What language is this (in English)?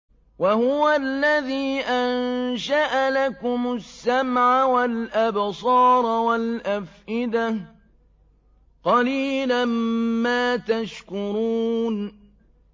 Arabic